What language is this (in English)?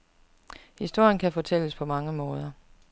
Danish